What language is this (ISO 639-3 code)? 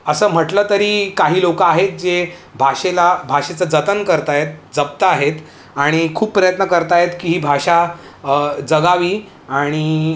mar